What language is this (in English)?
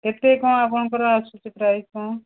Odia